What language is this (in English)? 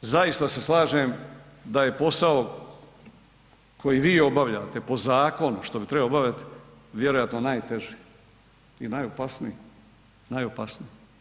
Croatian